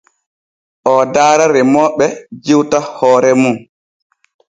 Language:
Borgu Fulfulde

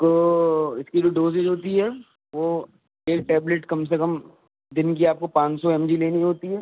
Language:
Urdu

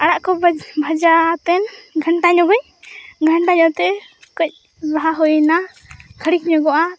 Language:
Santali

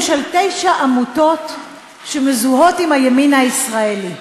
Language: Hebrew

